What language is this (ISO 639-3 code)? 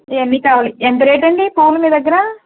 tel